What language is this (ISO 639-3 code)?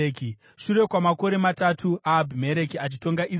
sna